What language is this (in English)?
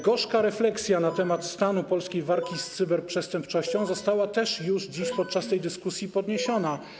Polish